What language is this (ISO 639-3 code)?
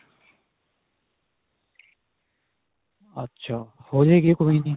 pan